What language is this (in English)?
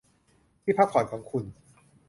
Thai